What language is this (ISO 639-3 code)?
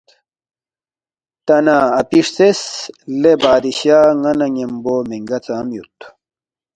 bft